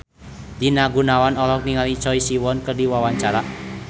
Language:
Sundanese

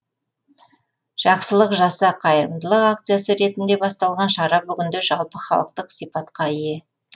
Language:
Kazakh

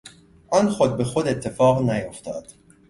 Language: Persian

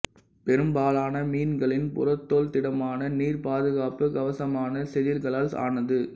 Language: Tamil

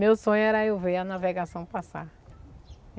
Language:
Portuguese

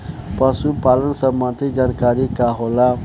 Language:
Bhojpuri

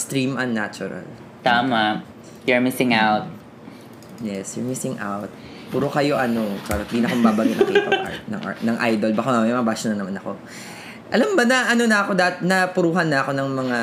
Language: Filipino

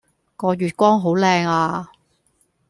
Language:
Cantonese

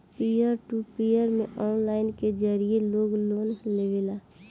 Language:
Bhojpuri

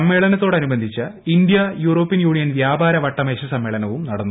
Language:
Malayalam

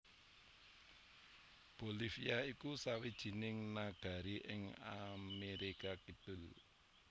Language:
Javanese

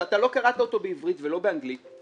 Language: Hebrew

